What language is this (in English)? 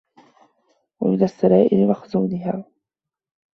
Arabic